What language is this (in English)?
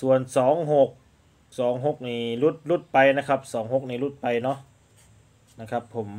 Thai